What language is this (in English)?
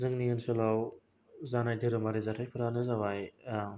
Bodo